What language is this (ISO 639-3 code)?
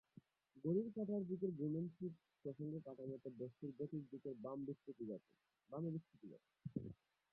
ben